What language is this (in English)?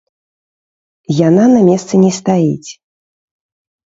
Belarusian